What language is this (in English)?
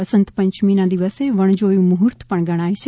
Gujarati